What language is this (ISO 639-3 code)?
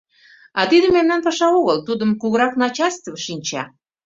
chm